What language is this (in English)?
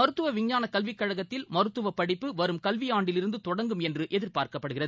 Tamil